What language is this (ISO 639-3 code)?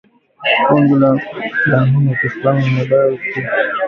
swa